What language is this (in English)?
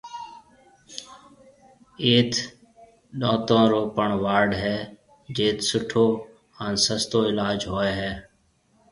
Marwari (Pakistan)